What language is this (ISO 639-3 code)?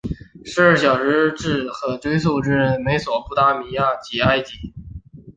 zho